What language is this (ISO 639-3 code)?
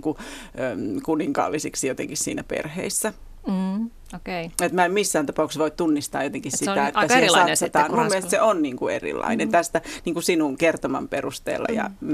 fin